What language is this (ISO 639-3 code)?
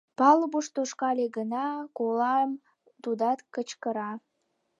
chm